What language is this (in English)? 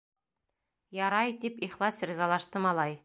Bashkir